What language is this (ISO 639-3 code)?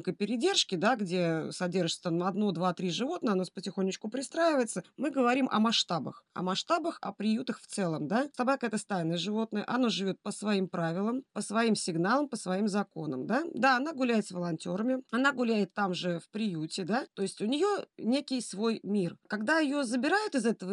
rus